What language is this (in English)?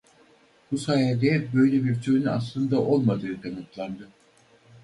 Turkish